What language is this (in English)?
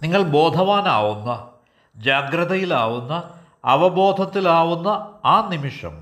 Malayalam